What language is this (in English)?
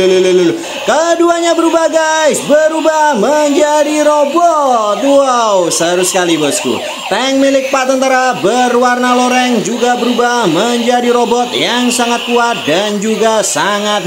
Indonesian